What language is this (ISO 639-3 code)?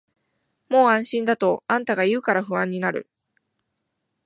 jpn